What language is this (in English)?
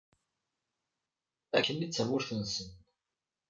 Kabyle